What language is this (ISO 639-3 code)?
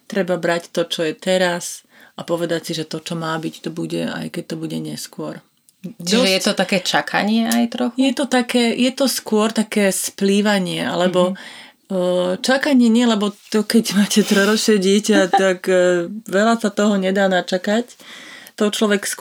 slk